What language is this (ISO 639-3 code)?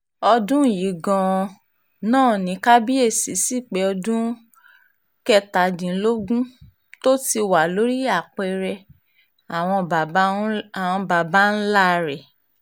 yor